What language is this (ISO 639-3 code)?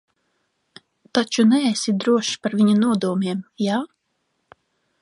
lav